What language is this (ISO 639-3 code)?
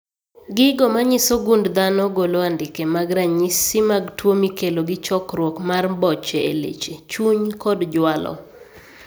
luo